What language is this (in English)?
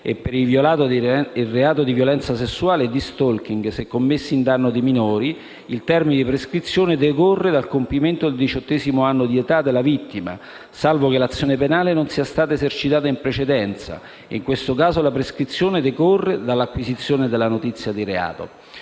Italian